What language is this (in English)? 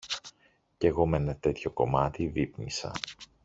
Greek